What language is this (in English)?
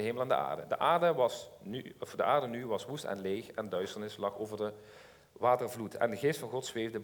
Dutch